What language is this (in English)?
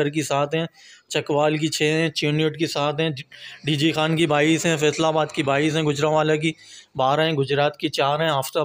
Hindi